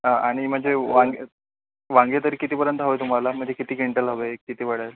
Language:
Marathi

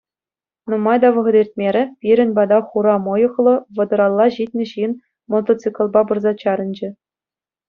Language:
Chuvash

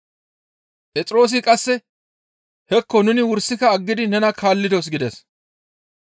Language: Gamo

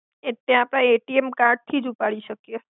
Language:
Gujarati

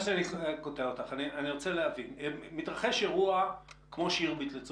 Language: Hebrew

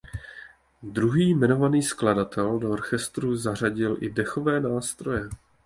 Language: Czech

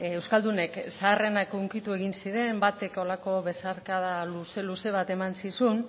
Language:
Basque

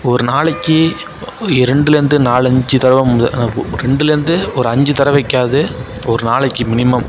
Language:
Tamil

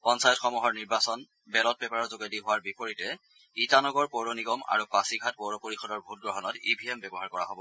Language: Assamese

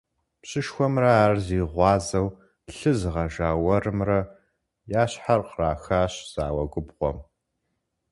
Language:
Kabardian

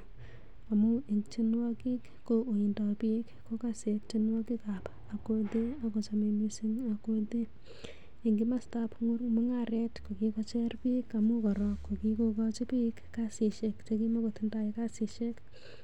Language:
Kalenjin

